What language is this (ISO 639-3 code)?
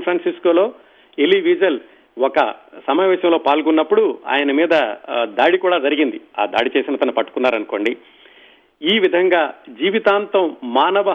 tel